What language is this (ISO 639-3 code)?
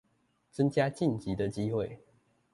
zho